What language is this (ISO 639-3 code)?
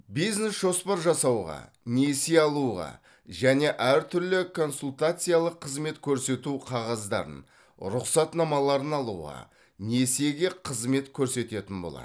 kaz